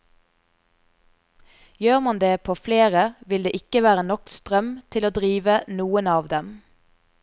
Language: Norwegian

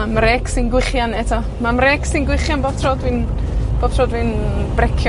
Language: Welsh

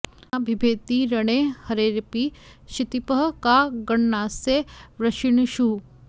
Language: Sanskrit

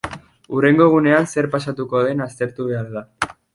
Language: Basque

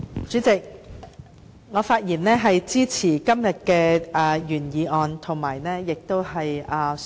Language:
Cantonese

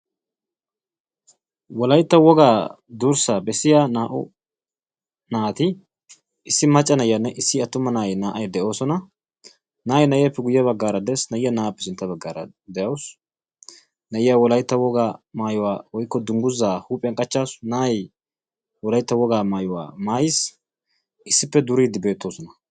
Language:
Wolaytta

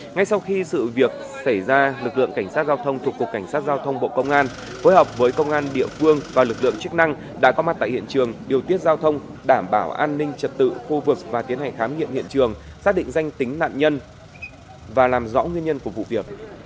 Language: Vietnamese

